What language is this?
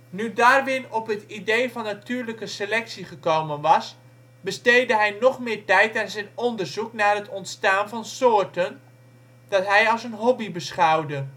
Dutch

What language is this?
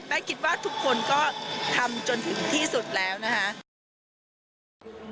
Thai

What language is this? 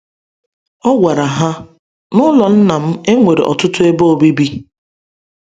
Igbo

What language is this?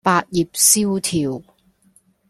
Cantonese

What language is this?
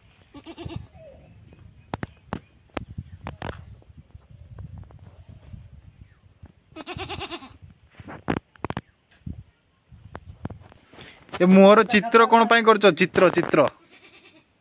Italian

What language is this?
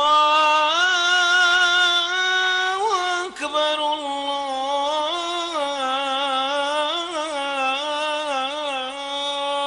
Arabic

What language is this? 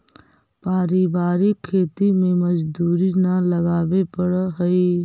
Magahi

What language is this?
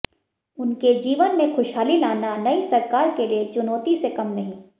Hindi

